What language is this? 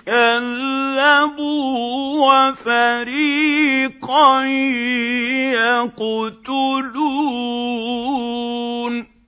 Arabic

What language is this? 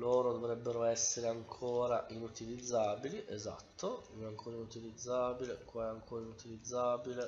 Italian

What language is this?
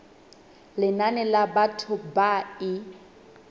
Southern Sotho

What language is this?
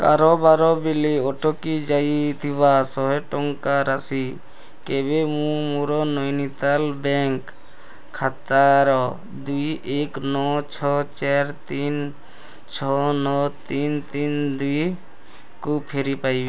Odia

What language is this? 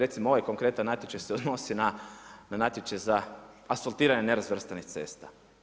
Croatian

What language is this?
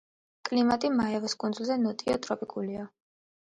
Georgian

